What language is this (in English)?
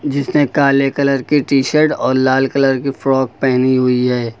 Hindi